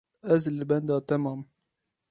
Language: Kurdish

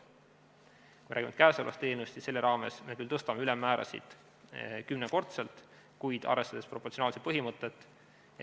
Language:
Estonian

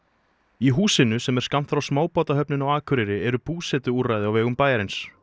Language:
Icelandic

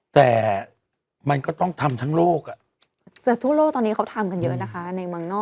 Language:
Thai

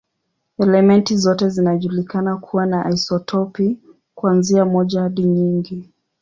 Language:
Swahili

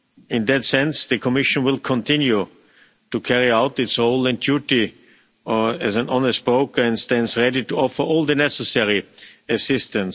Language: English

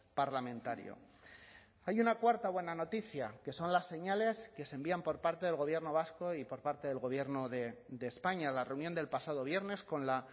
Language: Spanish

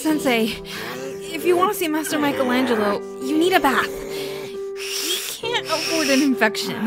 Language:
English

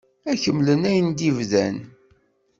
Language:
Kabyle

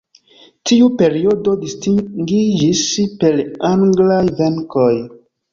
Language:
Esperanto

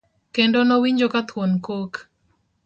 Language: Luo (Kenya and Tanzania)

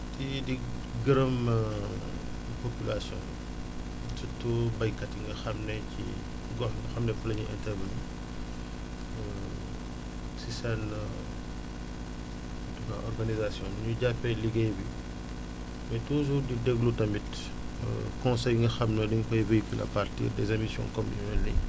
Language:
Wolof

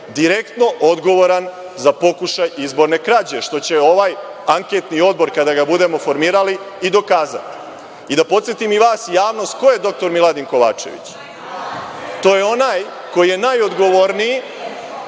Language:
Serbian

